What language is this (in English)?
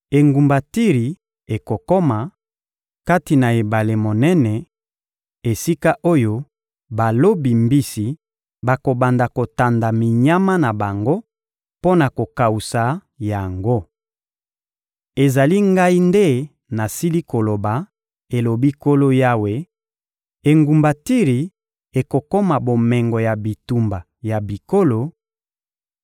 Lingala